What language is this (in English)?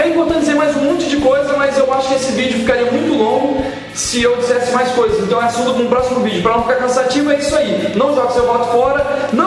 Portuguese